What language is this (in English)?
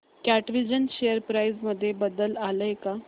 Marathi